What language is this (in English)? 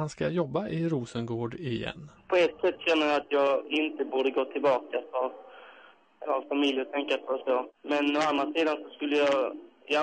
Swedish